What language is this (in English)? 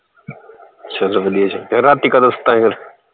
Punjabi